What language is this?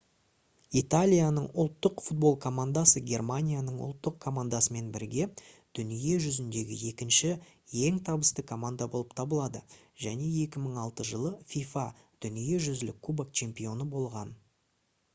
Kazakh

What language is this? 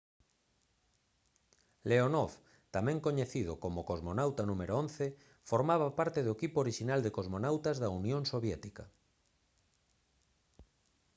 Galician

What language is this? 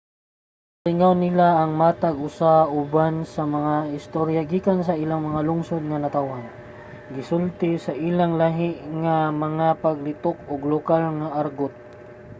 Cebuano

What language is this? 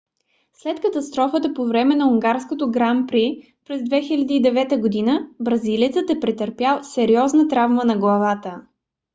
Bulgarian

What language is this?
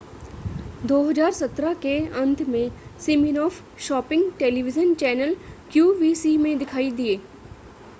Hindi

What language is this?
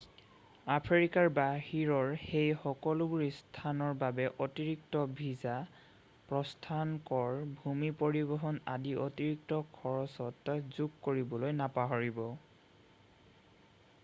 Assamese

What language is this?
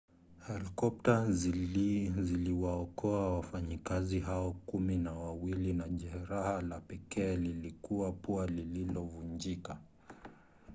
Swahili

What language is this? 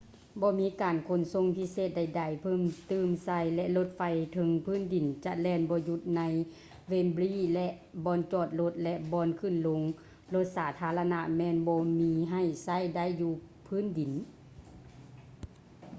Lao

